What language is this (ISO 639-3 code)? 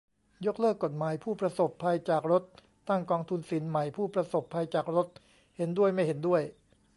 tha